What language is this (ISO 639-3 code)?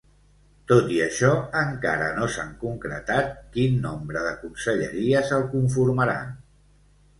cat